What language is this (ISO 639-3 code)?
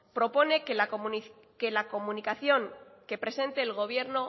spa